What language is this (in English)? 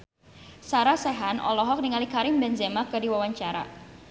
Sundanese